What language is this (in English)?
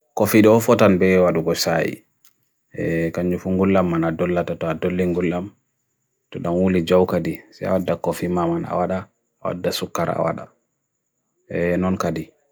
Bagirmi Fulfulde